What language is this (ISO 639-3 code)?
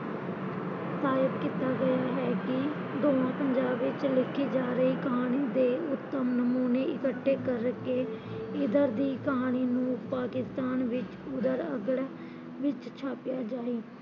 pan